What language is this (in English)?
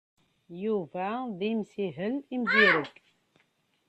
Kabyle